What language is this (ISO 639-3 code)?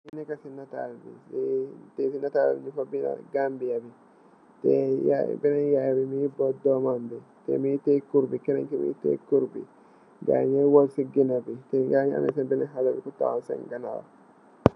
wol